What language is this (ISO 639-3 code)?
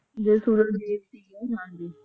pan